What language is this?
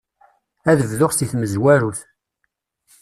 Kabyle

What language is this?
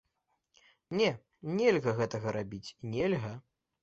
Belarusian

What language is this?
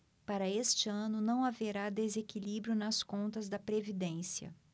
Portuguese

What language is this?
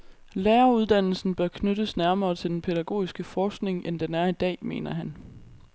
Danish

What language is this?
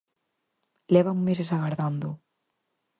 Galician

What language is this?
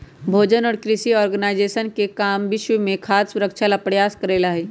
Magahi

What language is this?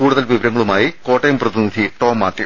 Malayalam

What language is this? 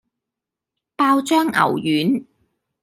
Cantonese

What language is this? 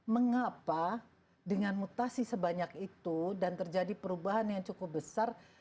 Indonesian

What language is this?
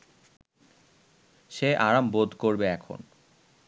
Bangla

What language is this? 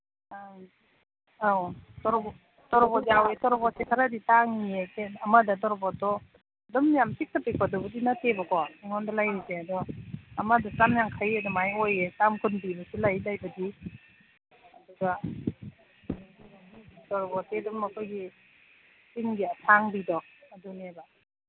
Manipuri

